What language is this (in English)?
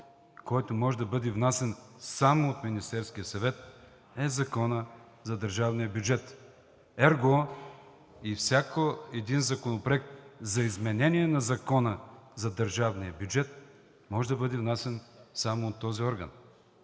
Bulgarian